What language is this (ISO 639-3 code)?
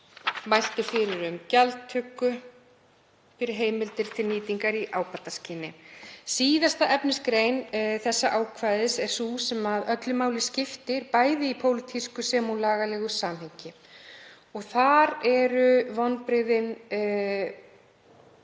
isl